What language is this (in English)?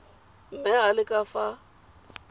Tswana